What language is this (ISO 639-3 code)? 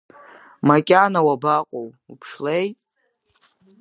abk